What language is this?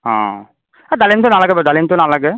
Assamese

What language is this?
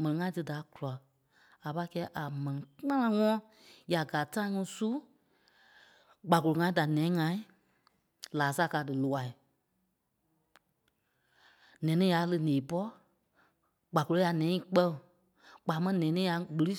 Kpelle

